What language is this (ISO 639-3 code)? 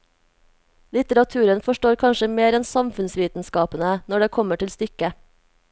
nor